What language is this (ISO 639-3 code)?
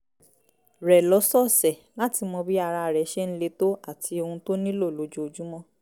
yor